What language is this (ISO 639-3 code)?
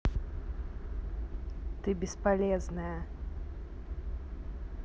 rus